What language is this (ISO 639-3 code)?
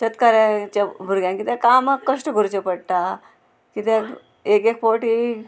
kok